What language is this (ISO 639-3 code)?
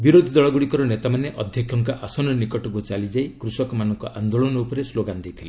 ori